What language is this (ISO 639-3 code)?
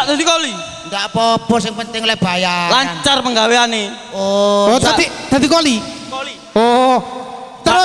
ind